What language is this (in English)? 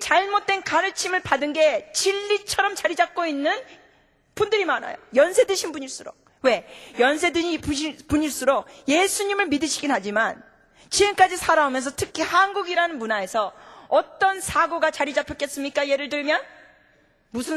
Korean